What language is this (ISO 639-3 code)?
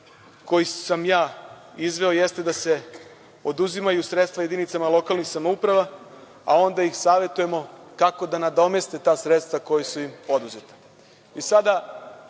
srp